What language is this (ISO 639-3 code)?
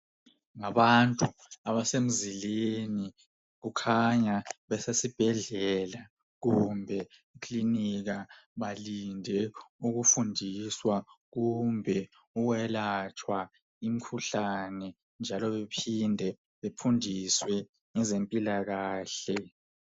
nde